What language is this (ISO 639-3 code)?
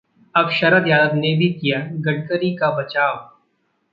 hin